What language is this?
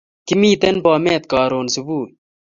Kalenjin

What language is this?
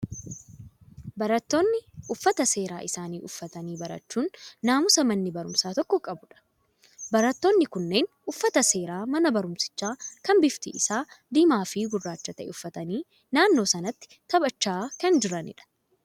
Oromo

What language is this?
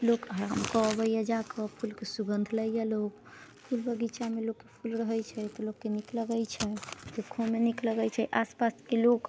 Maithili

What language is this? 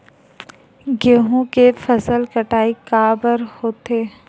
Chhattisgarhi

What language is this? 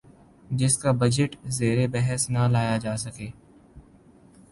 Urdu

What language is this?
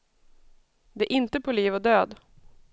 Swedish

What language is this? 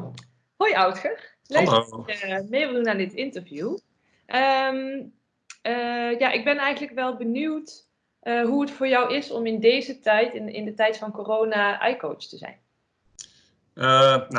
Dutch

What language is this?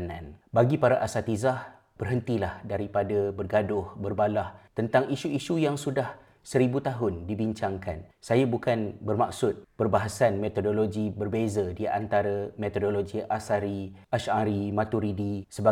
Malay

